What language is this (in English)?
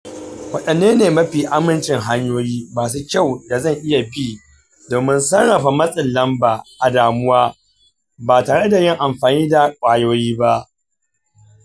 Hausa